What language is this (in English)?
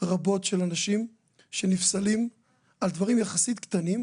Hebrew